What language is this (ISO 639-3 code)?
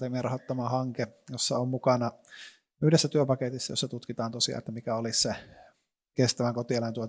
fin